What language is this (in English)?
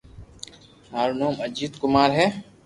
Loarki